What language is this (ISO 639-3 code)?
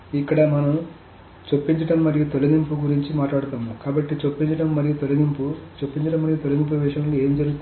tel